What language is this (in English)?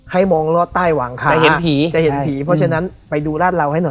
Thai